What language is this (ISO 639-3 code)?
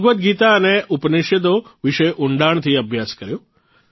guj